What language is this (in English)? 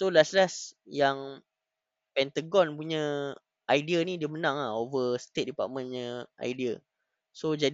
Malay